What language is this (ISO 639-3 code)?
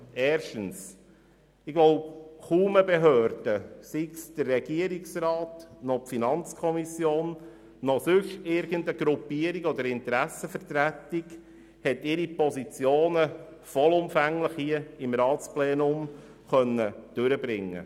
gsw